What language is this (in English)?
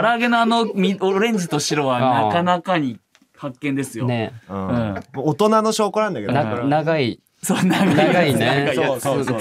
Japanese